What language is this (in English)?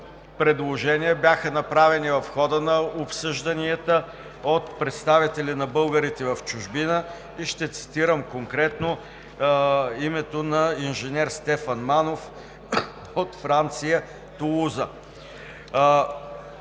Bulgarian